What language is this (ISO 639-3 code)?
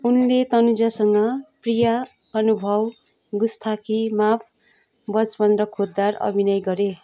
nep